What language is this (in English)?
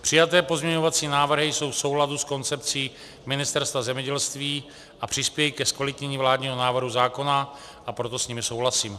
Czech